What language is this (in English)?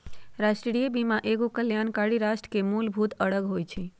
Magahi